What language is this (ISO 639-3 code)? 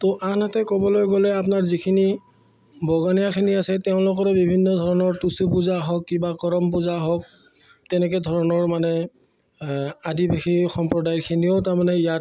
asm